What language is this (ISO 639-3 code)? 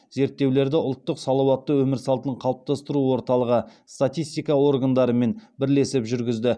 kaz